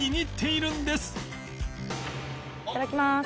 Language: Japanese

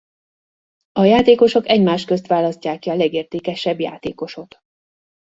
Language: Hungarian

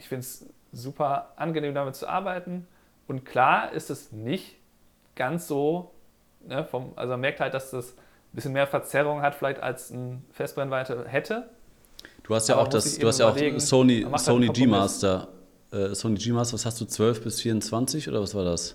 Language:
German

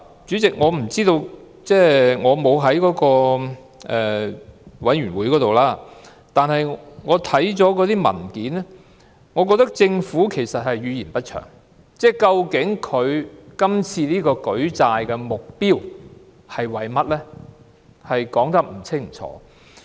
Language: Cantonese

